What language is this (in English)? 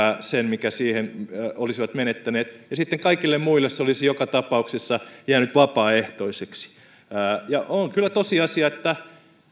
Finnish